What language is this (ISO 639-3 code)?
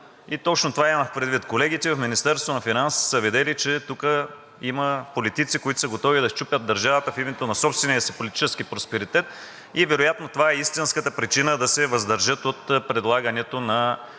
bul